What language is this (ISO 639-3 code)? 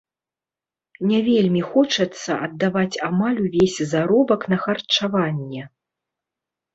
bel